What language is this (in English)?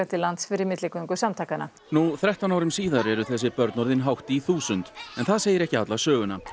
Icelandic